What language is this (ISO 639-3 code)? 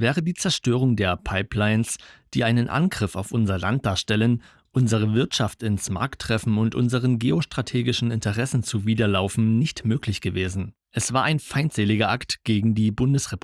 deu